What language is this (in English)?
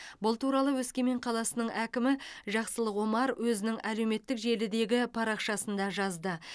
Kazakh